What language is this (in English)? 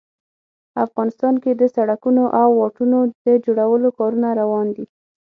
Pashto